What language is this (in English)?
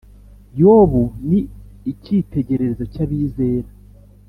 Kinyarwanda